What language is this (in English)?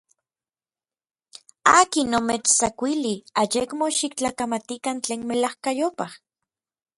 Orizaba Nahuatl